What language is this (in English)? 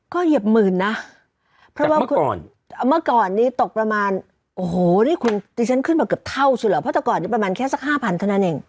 Thai